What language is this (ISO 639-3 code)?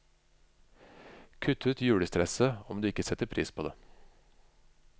nor